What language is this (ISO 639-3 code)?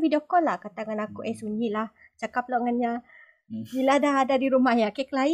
msa